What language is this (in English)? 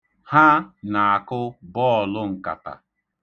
Igbo